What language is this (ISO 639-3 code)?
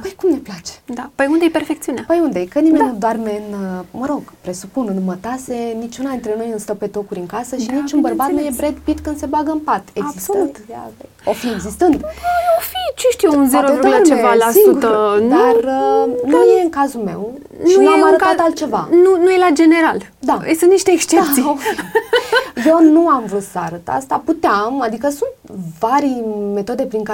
ron